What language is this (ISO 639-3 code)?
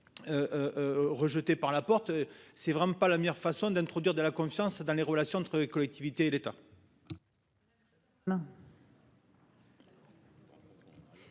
fra